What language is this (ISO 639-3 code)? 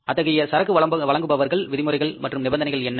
tam